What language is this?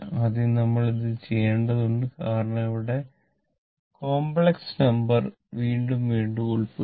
Malayalam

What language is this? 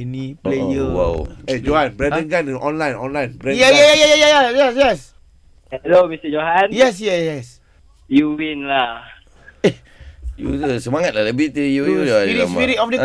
Malay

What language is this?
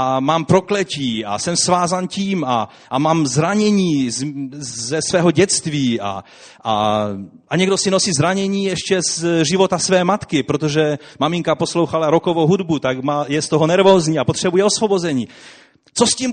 Czech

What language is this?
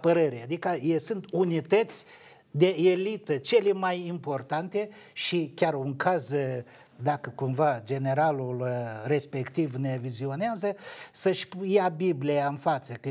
Romanian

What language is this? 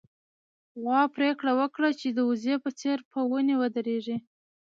Pashto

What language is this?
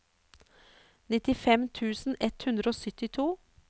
Norwegian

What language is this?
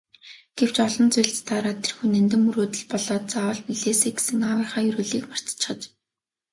Mongolian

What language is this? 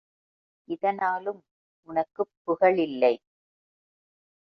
Tamil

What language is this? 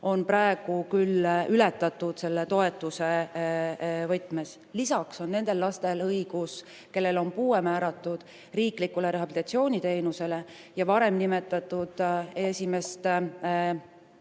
Estonian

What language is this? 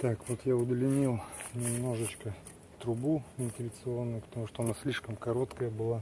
Russian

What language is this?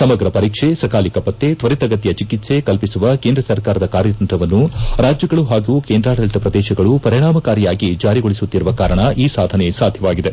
Kannada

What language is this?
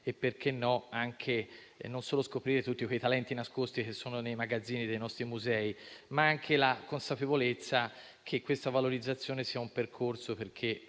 Italian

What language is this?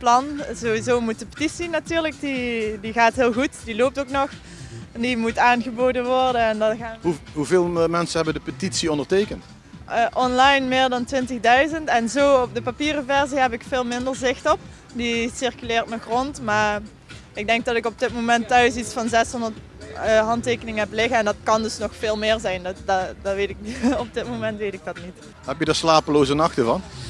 Dutch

